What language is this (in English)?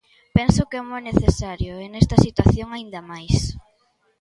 Galician